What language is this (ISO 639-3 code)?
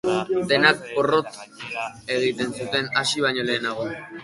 eus